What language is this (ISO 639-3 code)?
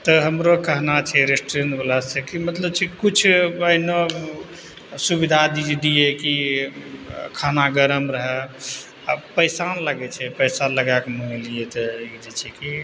mai